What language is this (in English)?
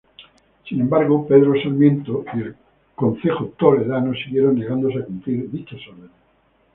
Spanish